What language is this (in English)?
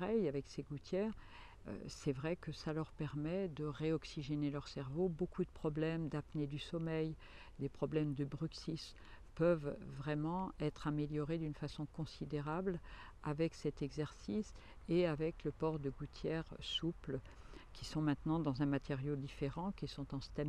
French